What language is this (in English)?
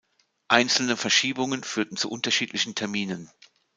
German